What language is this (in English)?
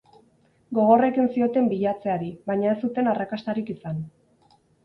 Basque